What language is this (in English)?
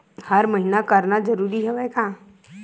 Chhattisgarhi